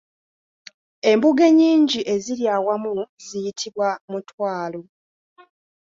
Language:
Ganda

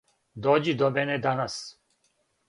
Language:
Serbian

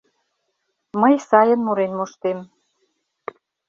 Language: Mari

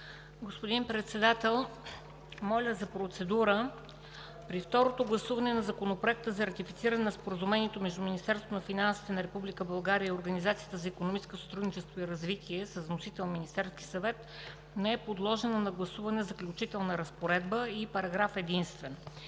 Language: Bulgarian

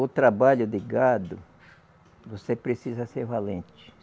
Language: Portuguese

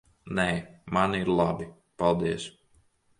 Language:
Latvian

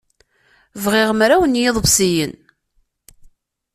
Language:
Kabyle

